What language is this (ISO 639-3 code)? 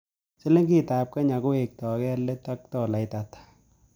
kln